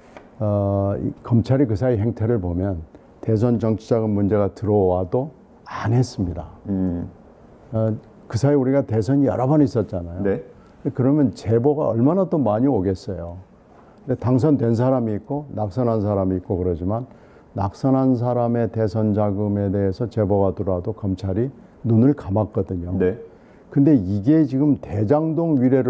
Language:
Korean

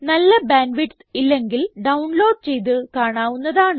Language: Malayalam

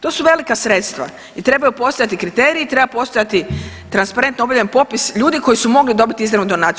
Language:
Croatian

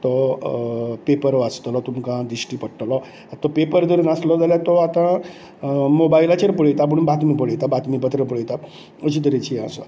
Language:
Konkani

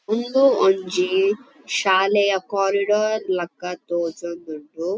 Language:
Tulu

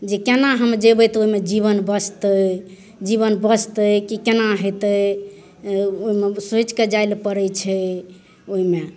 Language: Maithili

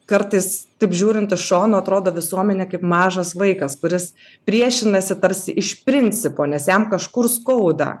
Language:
Lithuanian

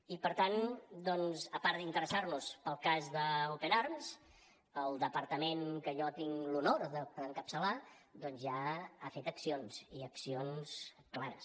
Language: Catalan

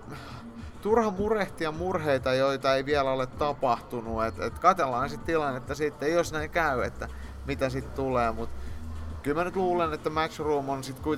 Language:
Finnish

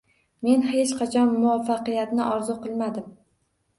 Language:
Uzbek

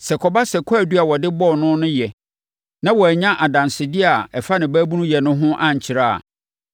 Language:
Akan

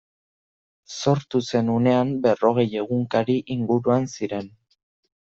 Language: Basque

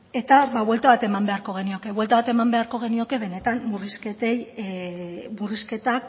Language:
Basque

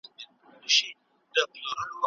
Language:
Pashto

